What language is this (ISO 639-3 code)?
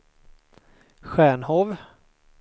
swe